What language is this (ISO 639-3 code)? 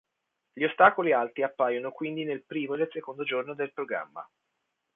ita